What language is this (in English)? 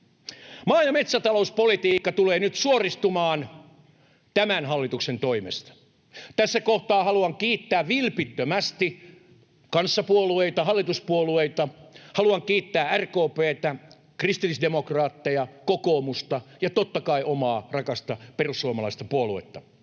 Finnish